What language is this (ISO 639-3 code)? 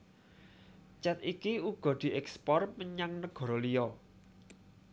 jav